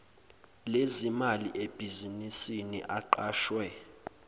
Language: Zulu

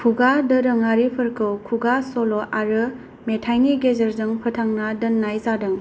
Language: Bodo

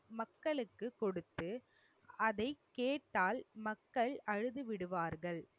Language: Tamil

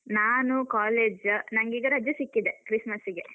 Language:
Kannada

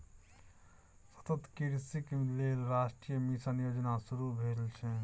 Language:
Maithili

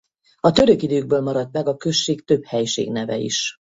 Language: Hungarian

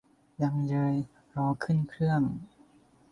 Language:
Thai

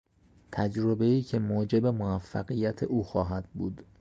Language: Persian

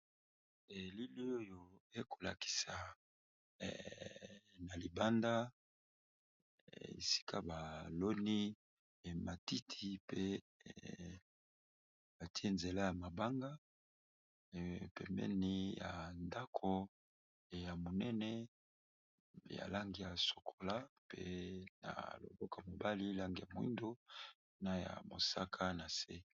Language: Lingala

